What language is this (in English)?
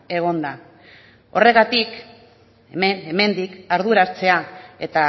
Basque